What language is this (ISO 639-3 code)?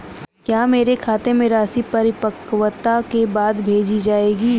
hin